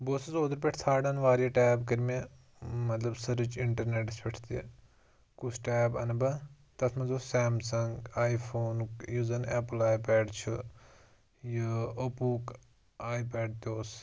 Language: Kashmiri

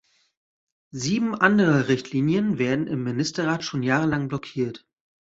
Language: German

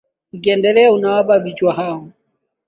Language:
Swahili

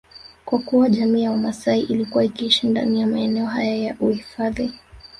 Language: Swahili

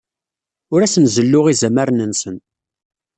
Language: Kabyle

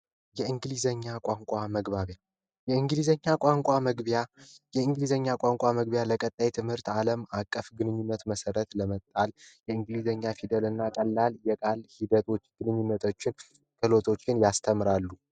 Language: Amharic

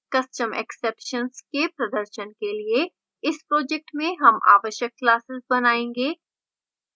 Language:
Hindi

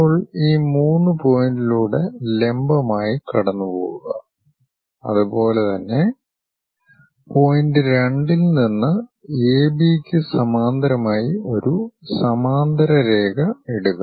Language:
Malayalam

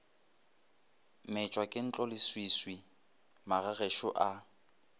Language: Northern Sotho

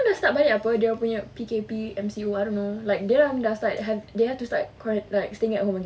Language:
English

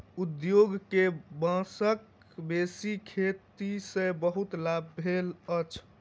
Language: Maithili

